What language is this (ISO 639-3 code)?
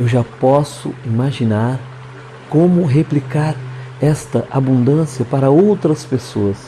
por